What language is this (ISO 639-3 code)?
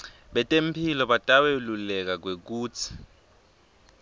ssw